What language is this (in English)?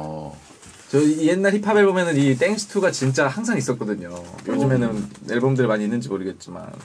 Korean